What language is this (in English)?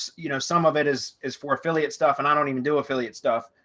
English